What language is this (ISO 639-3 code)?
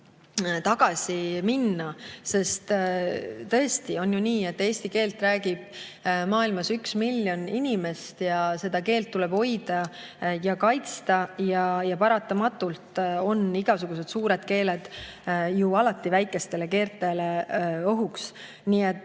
est